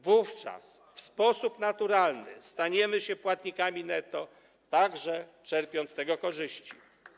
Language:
Polish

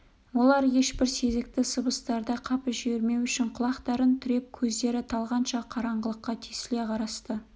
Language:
Kazakh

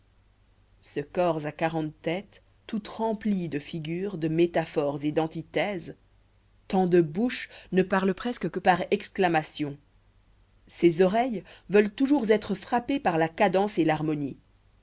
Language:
French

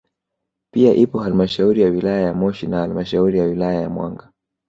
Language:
Swahili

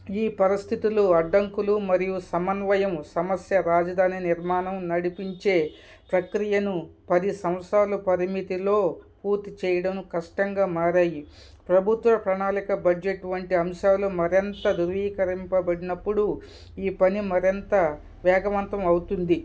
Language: Telugu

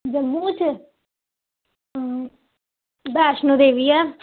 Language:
Dogri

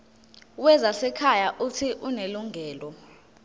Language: Zulu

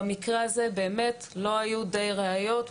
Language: Hebrew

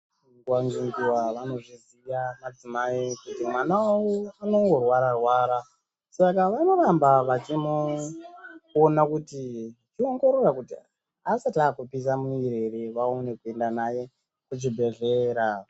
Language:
Ndau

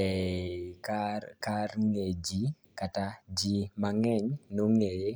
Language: Luo (Kenya and Tanzania)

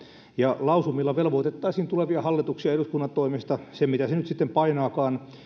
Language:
Finnish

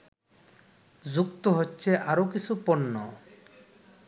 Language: Bangla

